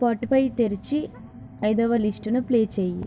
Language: Telugu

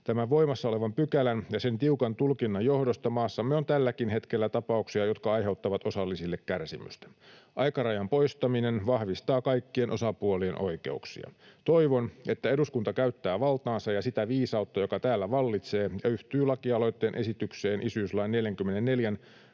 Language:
Finnish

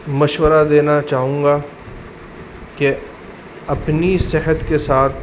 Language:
Urdu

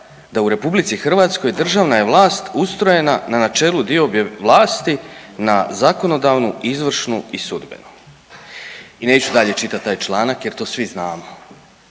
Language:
Croatian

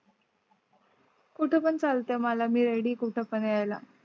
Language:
Marathi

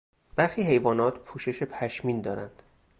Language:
Persian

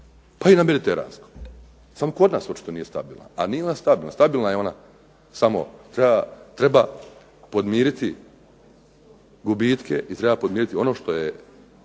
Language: Croatian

